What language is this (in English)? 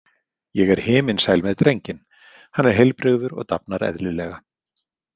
Icelandic